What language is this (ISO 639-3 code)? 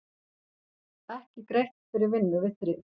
isl